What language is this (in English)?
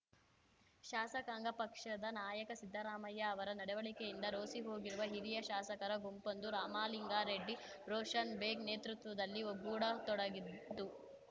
Kannada